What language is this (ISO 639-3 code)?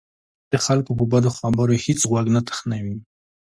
pus